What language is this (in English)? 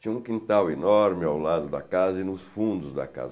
Portuguese